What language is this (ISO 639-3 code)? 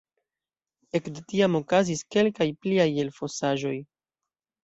epo